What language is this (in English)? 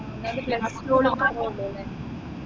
Malayalam